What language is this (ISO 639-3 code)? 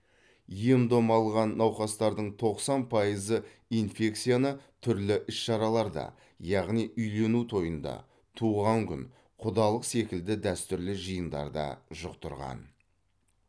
kaz